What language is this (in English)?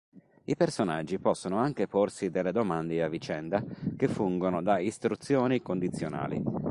Italian